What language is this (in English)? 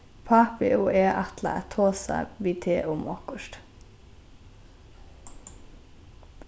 Faroese